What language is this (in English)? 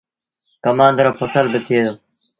Sindhi Bhil